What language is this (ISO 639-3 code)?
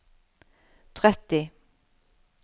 nor